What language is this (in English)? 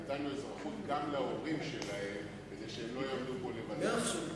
Hebrew